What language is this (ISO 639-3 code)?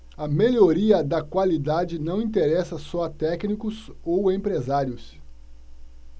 por